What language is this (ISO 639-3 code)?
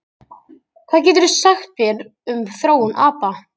isl